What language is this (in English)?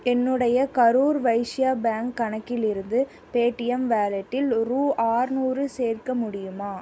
Tamil